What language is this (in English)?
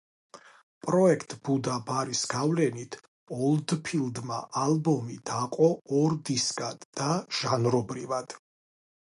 Georgian